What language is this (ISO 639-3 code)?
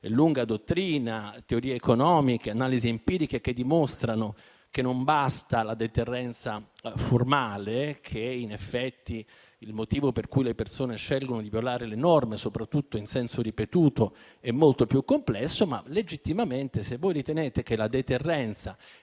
ita